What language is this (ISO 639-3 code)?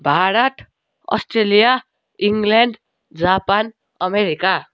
nep